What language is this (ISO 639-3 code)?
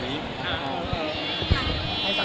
tha